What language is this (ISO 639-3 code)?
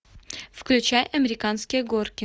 rus